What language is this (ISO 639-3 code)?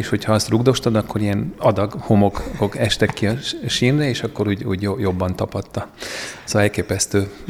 hun